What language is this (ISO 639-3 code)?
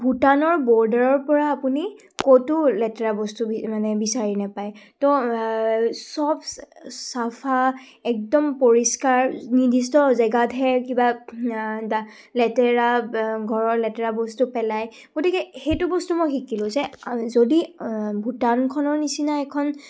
asm